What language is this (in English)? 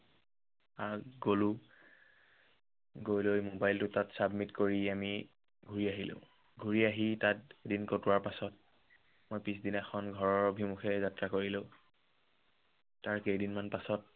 Assamese